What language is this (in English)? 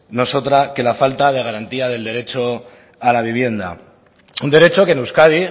Spanish